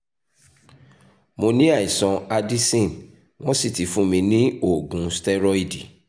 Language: Yoruba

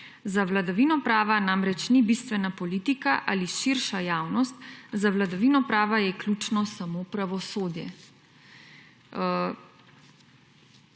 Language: Slovenian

